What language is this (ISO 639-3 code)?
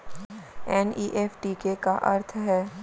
hne